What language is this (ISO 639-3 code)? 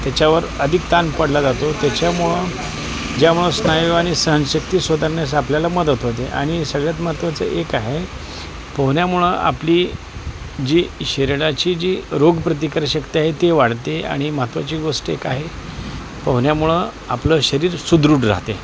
mar